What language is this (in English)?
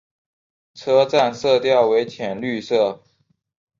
Chinese